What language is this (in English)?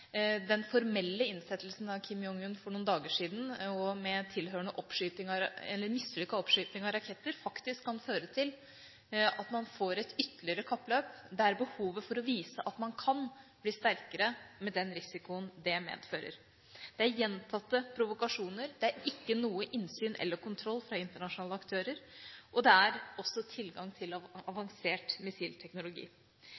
Norwegian Bokmål